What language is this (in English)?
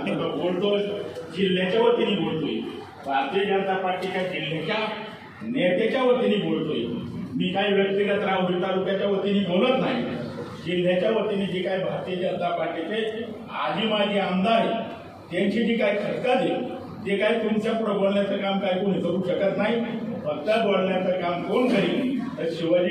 Marathi